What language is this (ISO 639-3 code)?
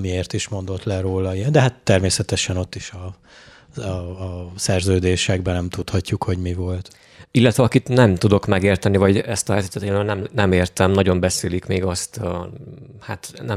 hun